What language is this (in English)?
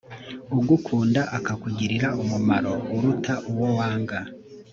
Kinyarwanda